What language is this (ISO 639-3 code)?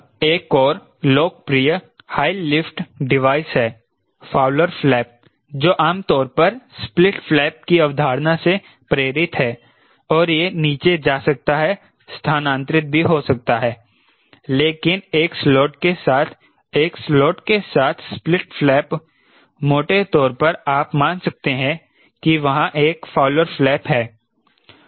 hin